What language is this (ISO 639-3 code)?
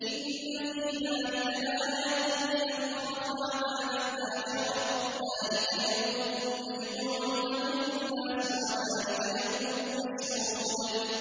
ara